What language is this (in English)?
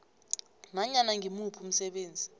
South Ndebele